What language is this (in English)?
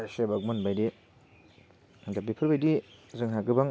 Bodo